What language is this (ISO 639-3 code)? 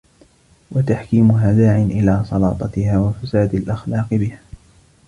ara